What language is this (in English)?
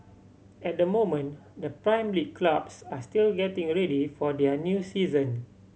English